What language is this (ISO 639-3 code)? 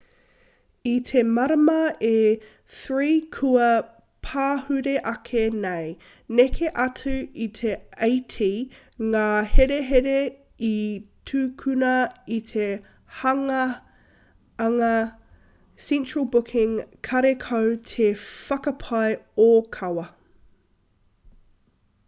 mri